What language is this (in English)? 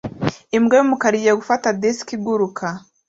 Kinyarwanda